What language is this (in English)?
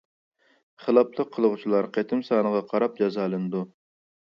Uyghur